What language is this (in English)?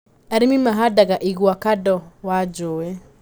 Kikuyu